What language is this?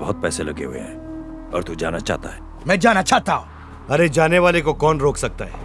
Hindi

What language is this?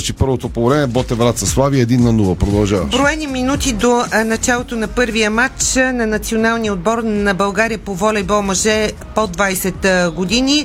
Bulgarian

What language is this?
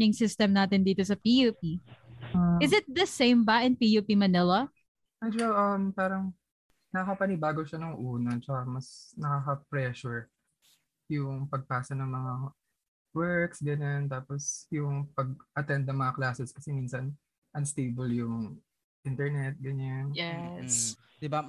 Filipino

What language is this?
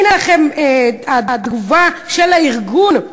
Hebrew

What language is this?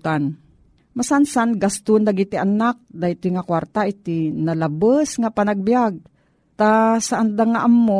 Filipino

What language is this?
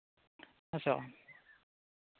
Santali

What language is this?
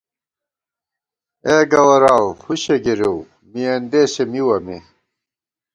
Gawar-Bati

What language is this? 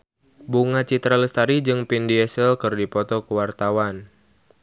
Sundanese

